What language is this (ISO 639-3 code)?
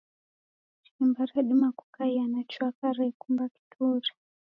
dav